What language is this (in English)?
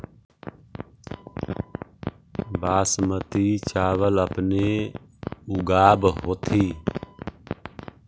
Magahi